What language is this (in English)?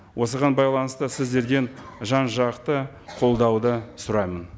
Kazakh